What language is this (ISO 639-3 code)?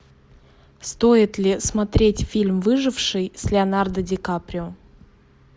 rus